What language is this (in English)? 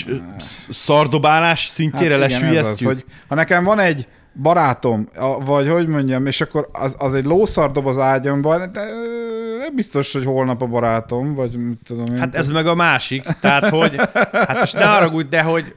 Hungarian